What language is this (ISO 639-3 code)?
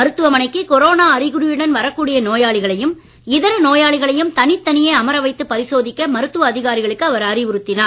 tam